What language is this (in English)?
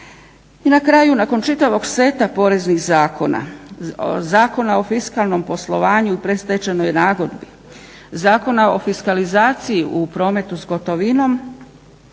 Croatian